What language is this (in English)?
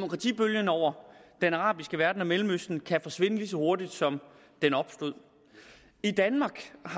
Danish